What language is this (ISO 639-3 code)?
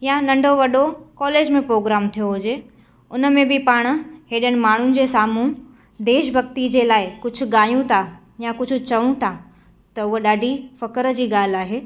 snd